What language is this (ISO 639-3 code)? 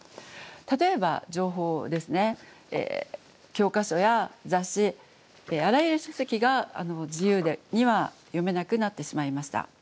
jpn